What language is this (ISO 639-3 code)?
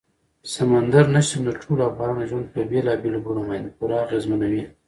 pus